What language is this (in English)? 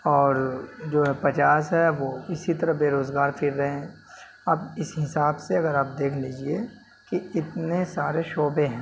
Urdu